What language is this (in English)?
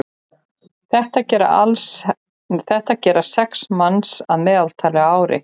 Icelandic